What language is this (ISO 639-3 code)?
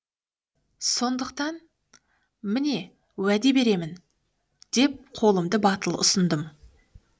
kaz